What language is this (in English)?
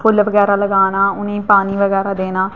Dogri